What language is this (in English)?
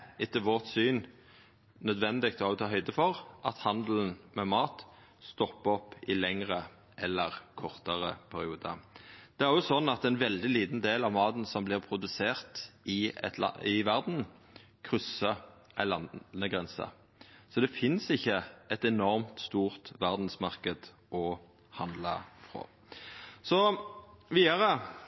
Norwegian Nynorsk